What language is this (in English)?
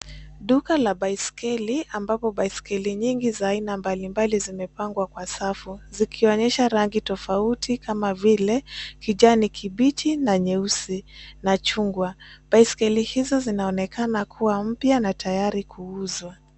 Swahili